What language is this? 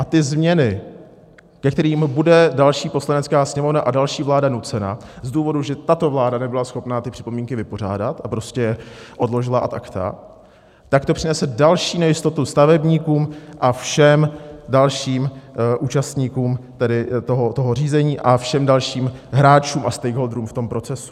Czech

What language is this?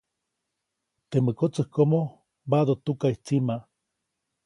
Copainalá Zoque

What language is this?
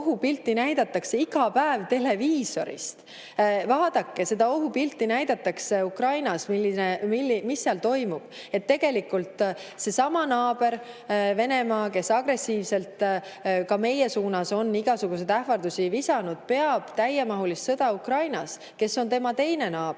Estonian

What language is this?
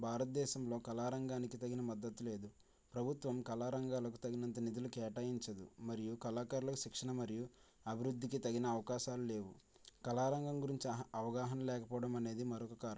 Telugu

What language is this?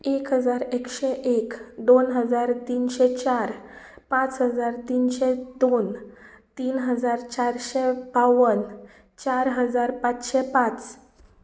Konkani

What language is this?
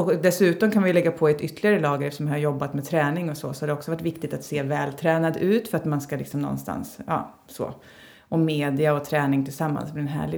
Swedish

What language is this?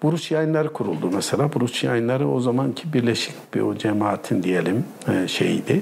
Turkish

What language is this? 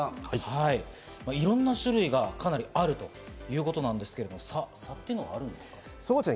Japanese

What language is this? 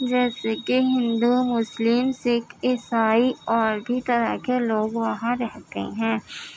Urdu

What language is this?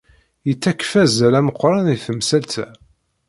Kabyle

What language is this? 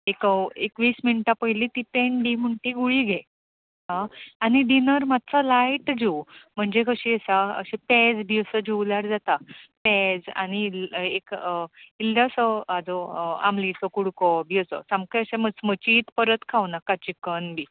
Konkani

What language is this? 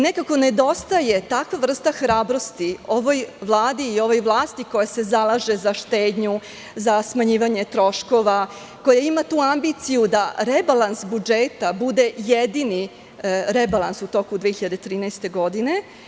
Serbian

